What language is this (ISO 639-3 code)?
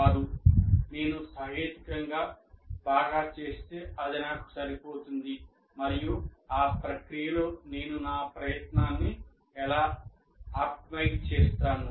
tel